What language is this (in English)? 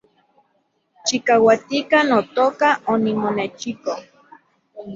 Central Puebla Nahuatl